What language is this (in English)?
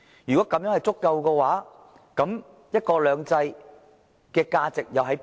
Cantonese